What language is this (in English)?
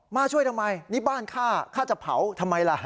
Thai